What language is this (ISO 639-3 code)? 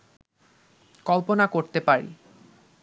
ben